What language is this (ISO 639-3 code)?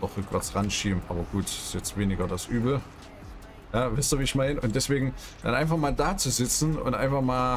deu